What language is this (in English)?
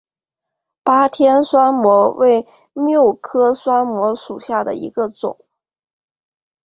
Chinese